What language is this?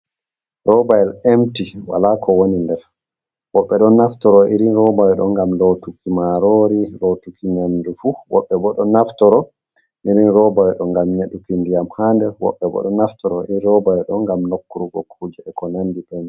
Fula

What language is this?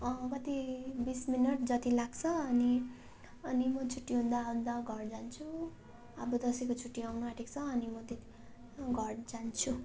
Nepali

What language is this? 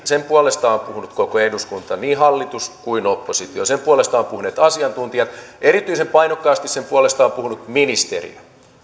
Finnish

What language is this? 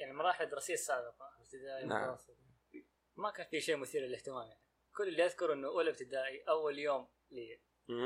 Arabic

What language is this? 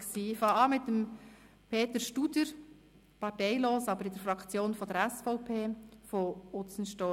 Swiss German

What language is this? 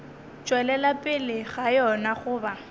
Northern Sotho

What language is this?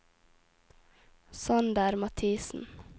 Norwegian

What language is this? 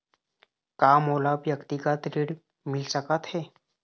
Chhattisgarhi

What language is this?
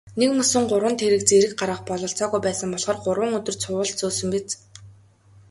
Mongolian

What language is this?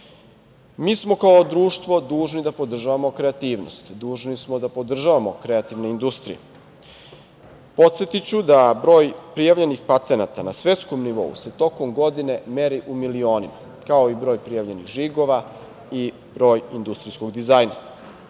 Serbian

